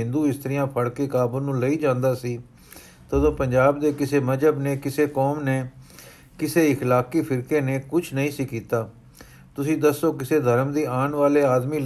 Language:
Punjabi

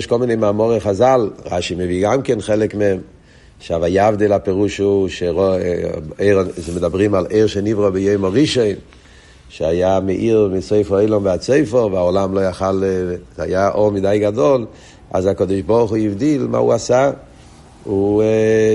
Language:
Hebrew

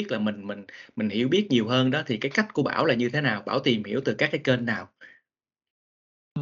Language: Vietnamese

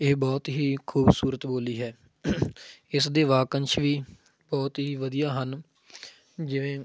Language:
Punjabi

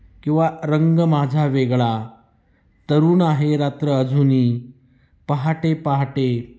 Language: Marathi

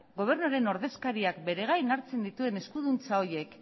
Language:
Basque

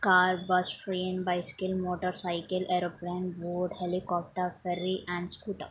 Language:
Telugu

